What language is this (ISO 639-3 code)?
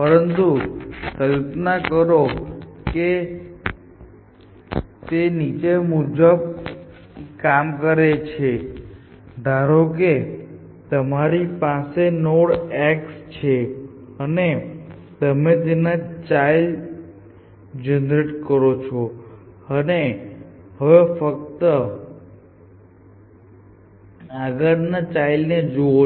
guj